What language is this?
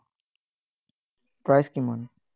Assamese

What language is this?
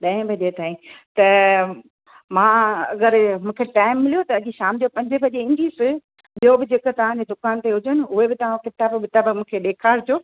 Sindhi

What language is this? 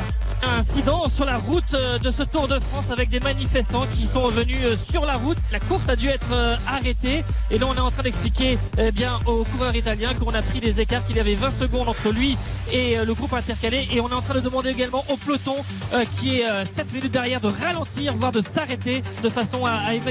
French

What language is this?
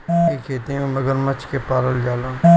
Bhojpuri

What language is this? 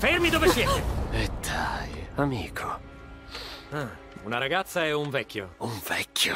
Italian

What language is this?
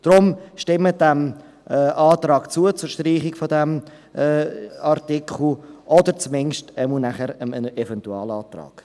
Swiss German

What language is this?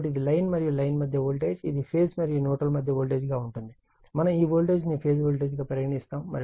Telugu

